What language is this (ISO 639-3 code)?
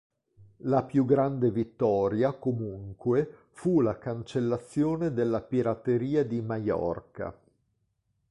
ita